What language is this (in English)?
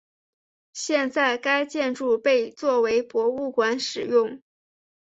Chinese